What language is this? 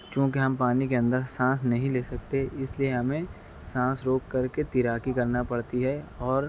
Urdu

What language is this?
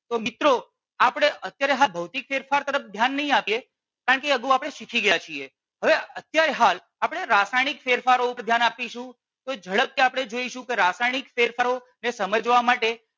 Gujarati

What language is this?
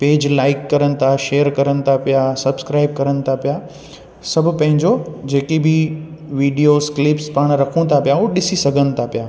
Sindhi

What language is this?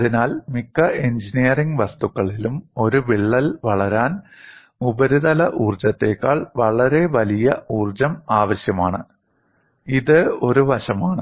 Malayalam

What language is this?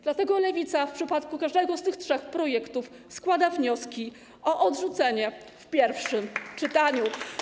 Polish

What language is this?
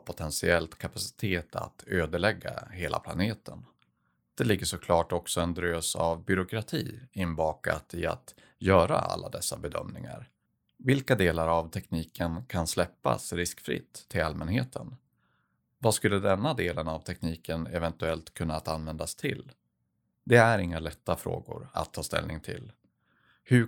Swedish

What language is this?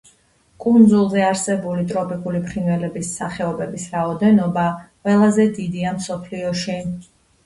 Georgian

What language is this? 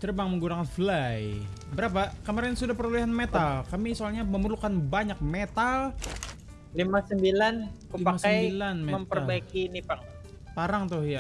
Indonesian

